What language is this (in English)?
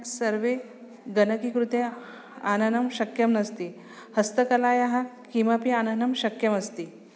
Sanskrit